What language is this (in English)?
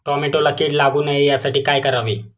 Marathi